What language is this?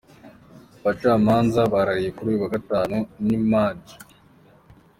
Kinyarwanda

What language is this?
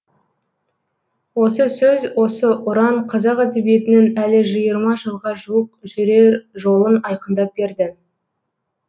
Kazakh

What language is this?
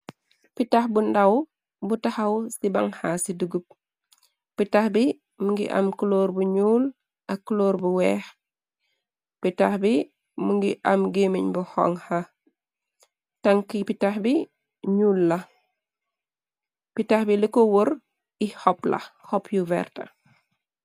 Wolof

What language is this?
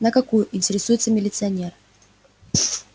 Russian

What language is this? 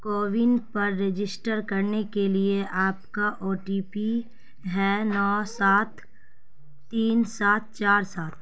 Urdu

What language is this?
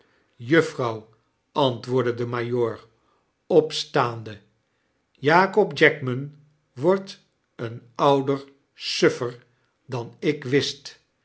Dutch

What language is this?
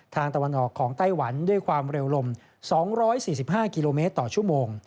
Thai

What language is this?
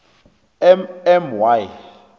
South Ndebele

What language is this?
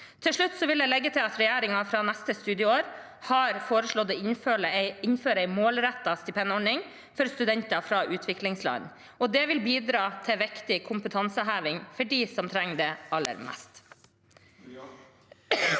Norwegian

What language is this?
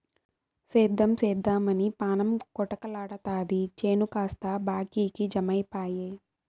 Telugu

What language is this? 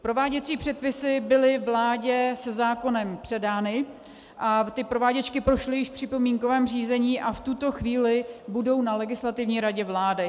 Czech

